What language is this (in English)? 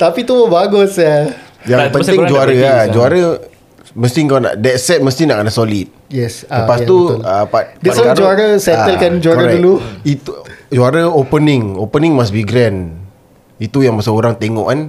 Malay